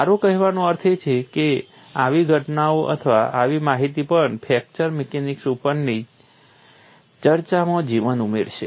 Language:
Gujarati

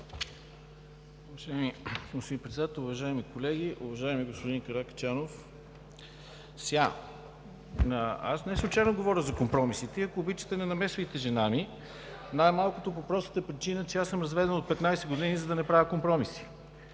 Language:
Bulgarian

